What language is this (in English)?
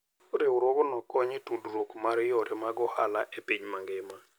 Luo (Kenya and Tanzania)